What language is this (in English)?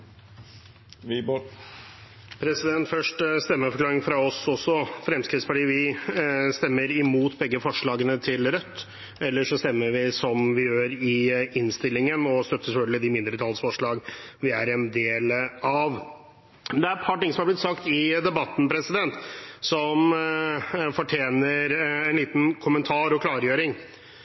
Norwegian Bokmål